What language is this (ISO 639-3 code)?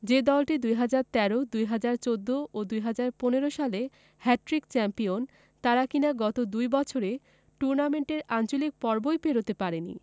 ben